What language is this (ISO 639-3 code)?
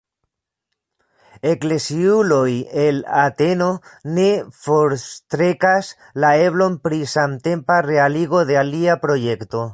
epo